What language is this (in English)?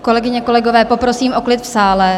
Czech